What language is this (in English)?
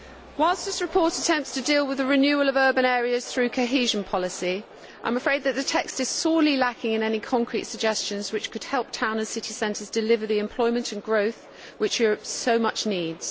English